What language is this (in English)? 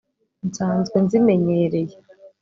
Kinyarwanda